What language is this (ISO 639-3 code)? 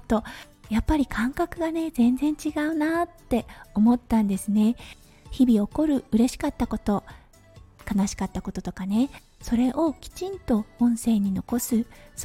jpn